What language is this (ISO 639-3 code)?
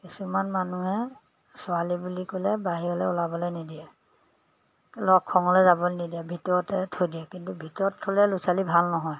asm